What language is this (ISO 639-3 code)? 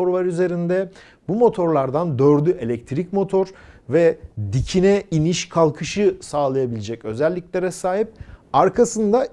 tur